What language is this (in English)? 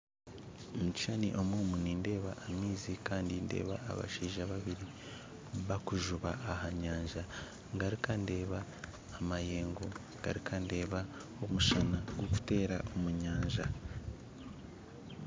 Nyankole